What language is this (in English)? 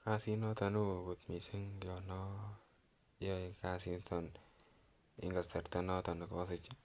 Kalenjin